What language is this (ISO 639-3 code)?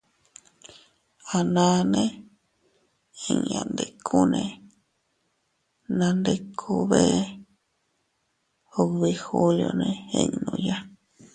cut